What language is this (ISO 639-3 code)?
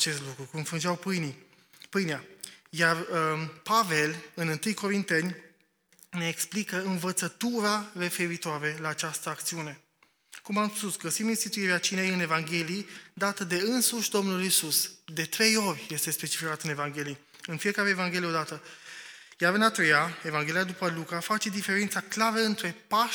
ron